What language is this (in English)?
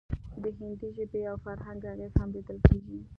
Pashto